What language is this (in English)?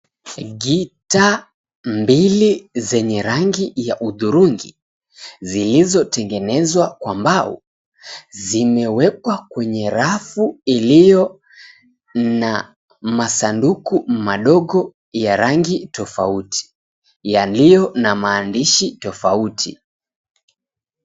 Swahili